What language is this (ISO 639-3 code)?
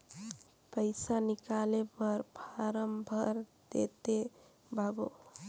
hne